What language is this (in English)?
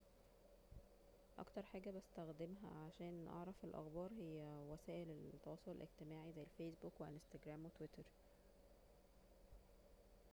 Egyptian Arabic